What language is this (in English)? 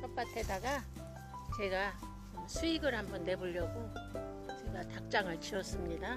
Korean